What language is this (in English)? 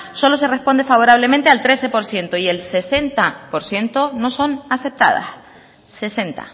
Spanish